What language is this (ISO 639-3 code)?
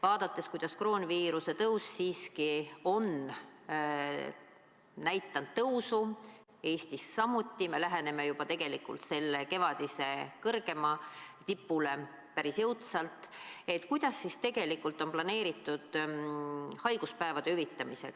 est